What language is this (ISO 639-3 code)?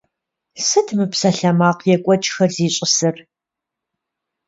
kbd